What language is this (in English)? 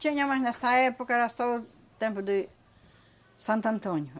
Portuguese